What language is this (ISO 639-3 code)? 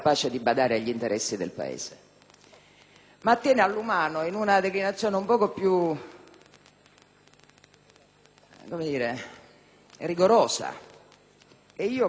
ita